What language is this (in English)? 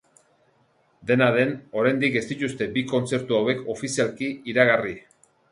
Basque